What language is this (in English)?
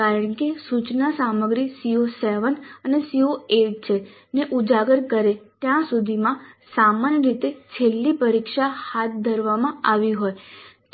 Gujarati